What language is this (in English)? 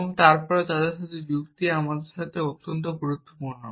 Bangla